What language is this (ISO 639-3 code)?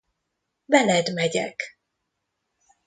hun